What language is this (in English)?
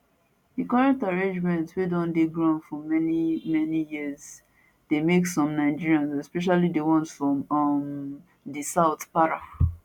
Nigerian Pidgin